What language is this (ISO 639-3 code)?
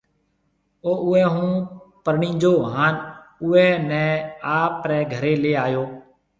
mve